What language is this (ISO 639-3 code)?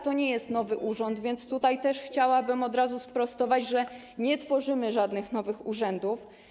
pol